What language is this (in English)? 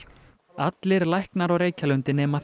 Icelandic